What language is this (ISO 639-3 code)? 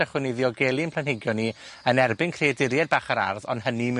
cym